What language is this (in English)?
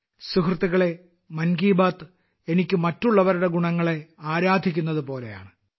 Malayalam